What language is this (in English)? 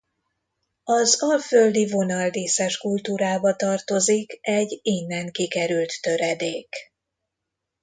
Hungarian